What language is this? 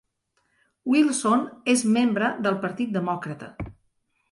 Catalan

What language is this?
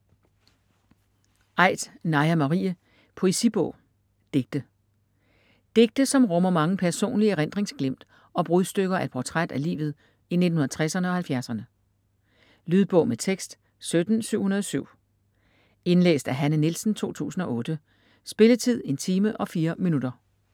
Danish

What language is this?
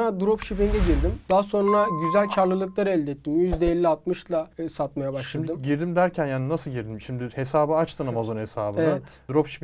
Turkish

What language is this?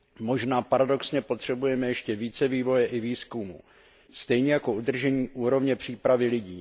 Czech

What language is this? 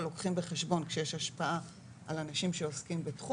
Hebrew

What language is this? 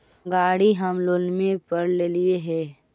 Magahi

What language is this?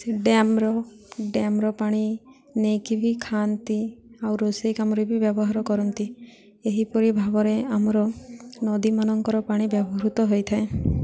Odia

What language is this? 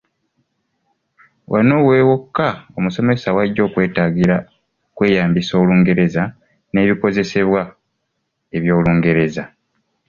Ganda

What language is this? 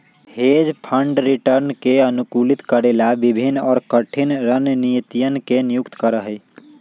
Magahi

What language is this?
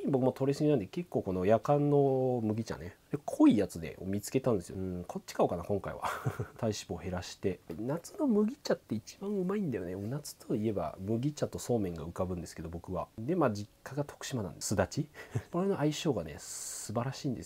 Japanese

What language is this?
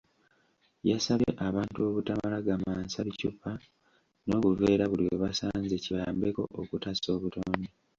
Ganda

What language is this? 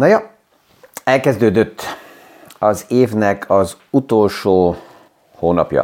Hungarian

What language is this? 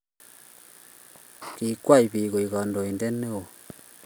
Kalenjin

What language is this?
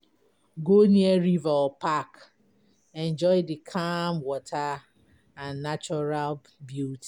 Nigerian Pidgin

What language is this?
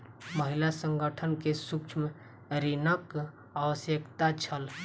Maithili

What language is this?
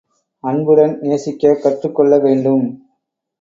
Tamil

